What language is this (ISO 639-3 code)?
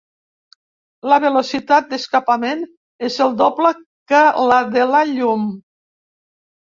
cat